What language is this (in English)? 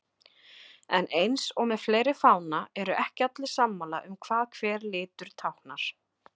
Icelandic